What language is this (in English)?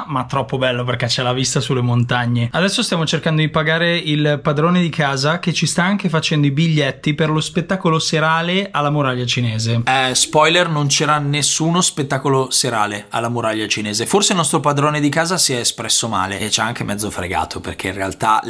Italian